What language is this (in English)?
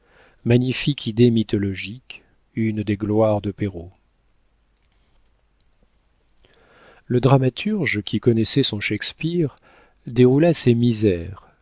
French